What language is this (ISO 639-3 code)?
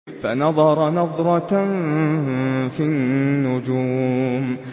ara